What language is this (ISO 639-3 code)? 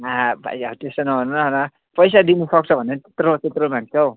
nep